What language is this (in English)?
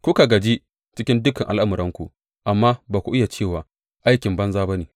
Hausa